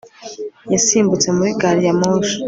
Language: Kinyarwanda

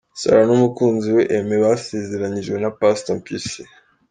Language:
Kinyarwanda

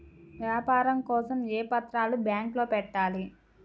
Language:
Telugu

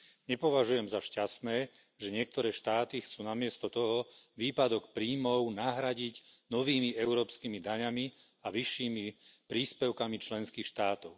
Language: Slovak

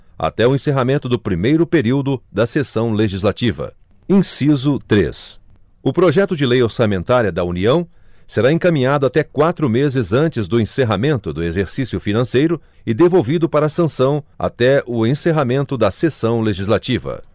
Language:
Portuguese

